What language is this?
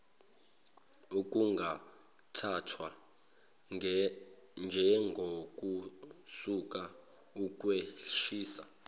Zulu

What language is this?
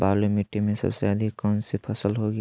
Magahi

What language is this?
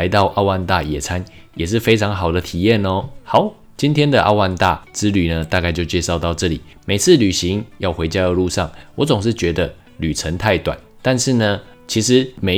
Chinese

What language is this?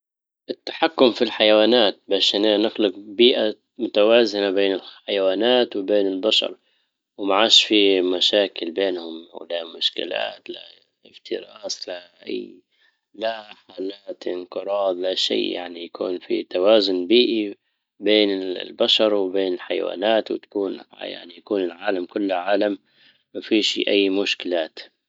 Libyan Arabic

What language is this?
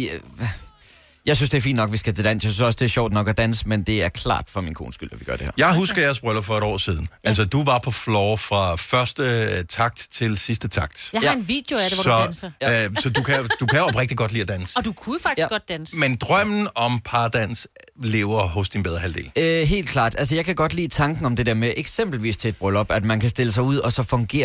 Danish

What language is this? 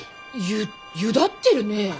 Japanese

